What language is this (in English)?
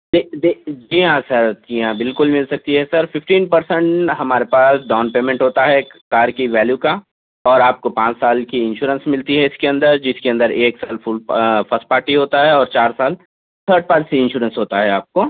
Urdu